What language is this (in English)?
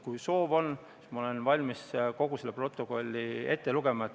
Estonian